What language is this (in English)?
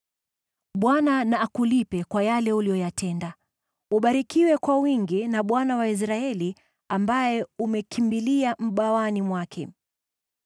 Swahili